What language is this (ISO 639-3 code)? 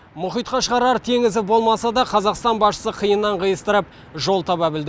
kaz